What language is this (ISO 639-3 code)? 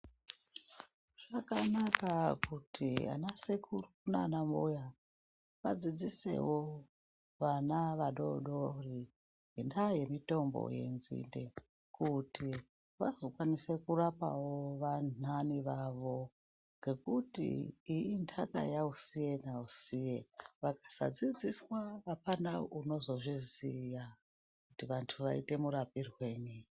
ndc